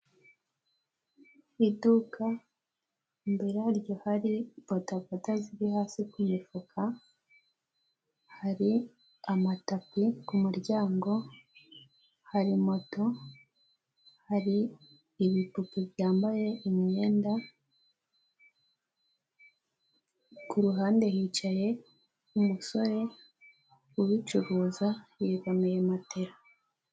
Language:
Kinyarwanda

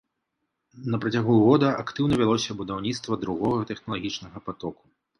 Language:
Belarusian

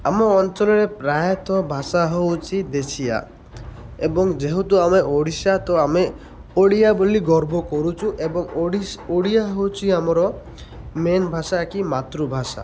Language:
Odia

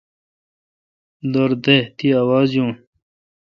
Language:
Kalkoti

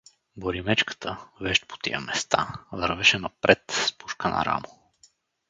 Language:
Bulgarian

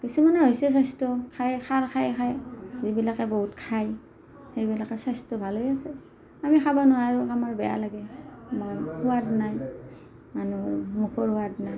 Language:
Assamese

